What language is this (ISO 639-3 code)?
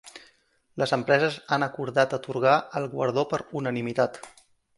cat